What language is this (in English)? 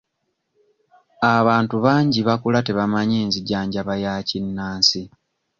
Ganda